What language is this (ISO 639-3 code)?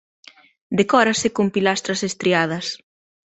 glg